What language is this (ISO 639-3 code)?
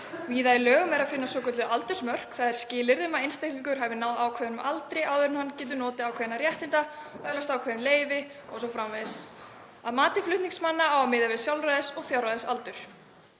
isl